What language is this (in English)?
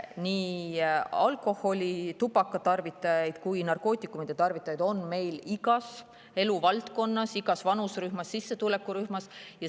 Estonian